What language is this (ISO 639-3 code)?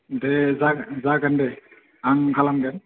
brx